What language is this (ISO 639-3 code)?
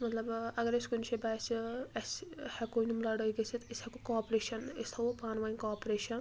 kas